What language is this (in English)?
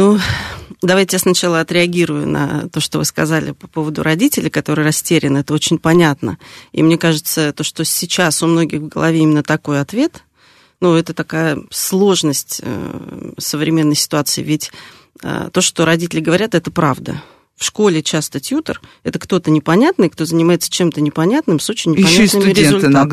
Russian